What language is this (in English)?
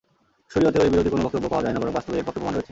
Bangla